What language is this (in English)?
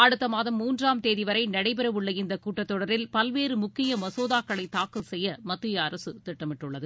Tamil